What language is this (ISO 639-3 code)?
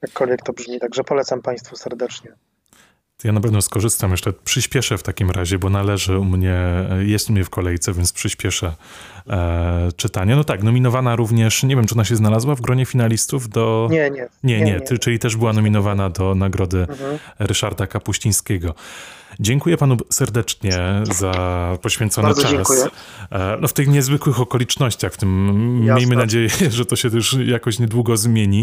pol